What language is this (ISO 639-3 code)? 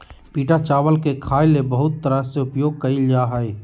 mag